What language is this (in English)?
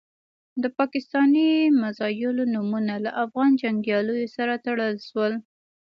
Pashto